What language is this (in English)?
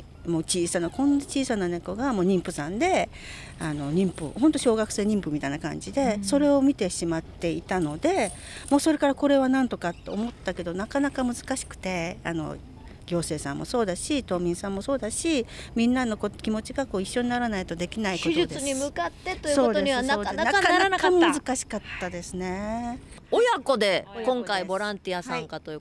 Japanese